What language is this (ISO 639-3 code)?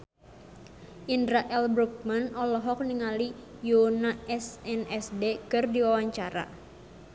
sun